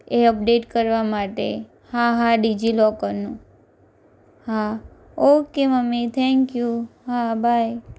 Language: Gujarati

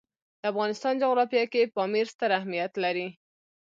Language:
Pashto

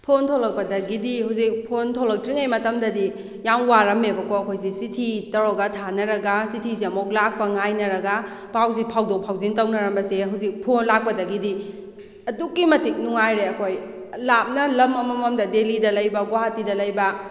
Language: Manipuri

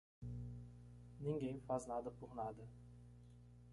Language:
Portuguese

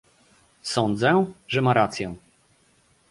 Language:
Polish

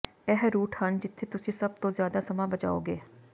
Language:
Punjabi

